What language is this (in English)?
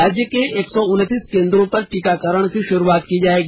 Hindi